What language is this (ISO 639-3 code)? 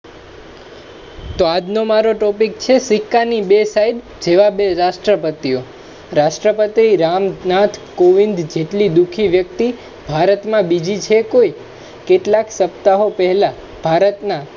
guj